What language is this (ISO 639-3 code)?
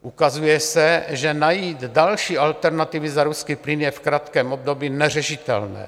ces